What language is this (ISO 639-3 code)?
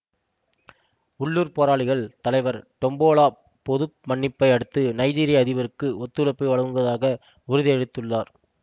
tam